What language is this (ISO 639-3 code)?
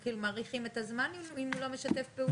heb